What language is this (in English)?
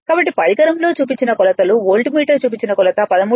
Telugu